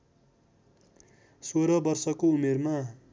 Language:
Nepali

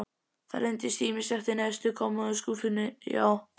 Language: Icelandic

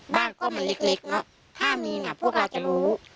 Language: Thai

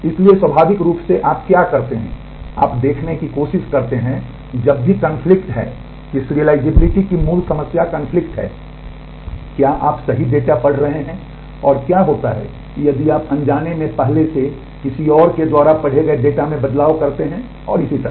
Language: Hindi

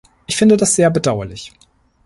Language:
German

